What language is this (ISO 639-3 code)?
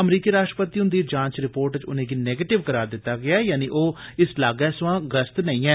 doi